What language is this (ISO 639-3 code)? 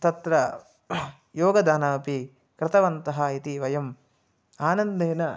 san